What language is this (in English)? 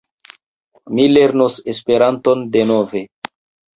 Esperanto